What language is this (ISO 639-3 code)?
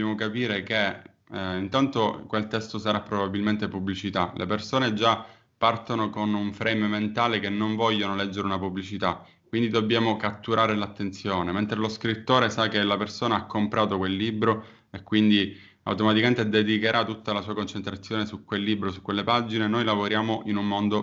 ita